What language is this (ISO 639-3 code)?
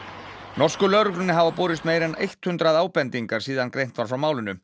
isl